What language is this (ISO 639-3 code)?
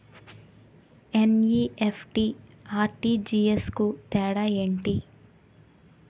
tel